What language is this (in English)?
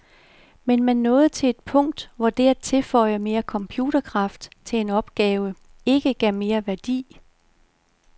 Danish